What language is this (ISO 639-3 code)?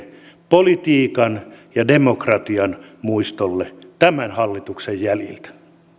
fin